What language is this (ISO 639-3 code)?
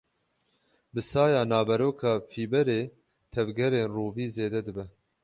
kur